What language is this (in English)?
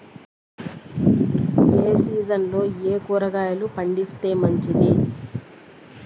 Telugu